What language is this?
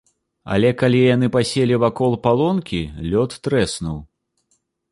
Belarusian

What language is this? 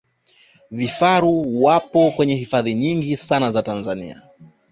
Swahili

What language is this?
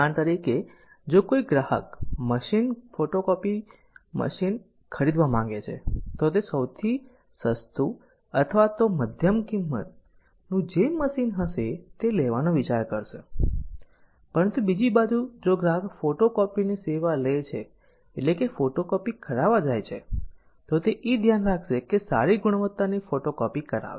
Gujarati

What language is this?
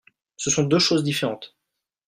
French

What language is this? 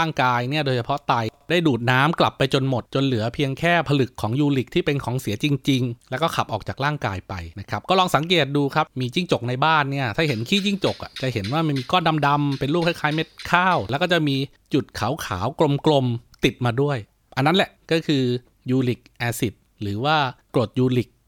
Thai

